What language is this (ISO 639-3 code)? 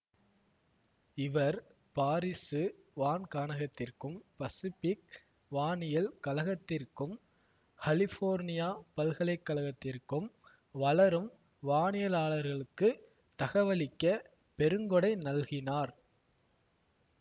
tam